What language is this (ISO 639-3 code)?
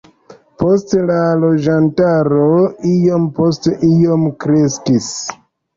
epo